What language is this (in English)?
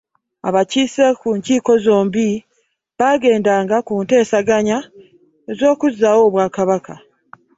Ganda